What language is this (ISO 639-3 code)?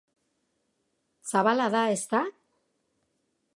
eus